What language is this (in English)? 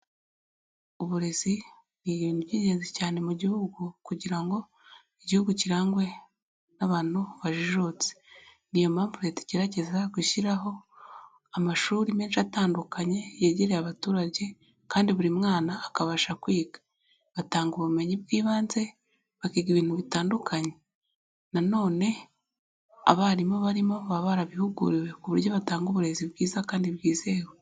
Kinyarwanda